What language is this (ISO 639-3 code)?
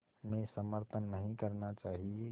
hin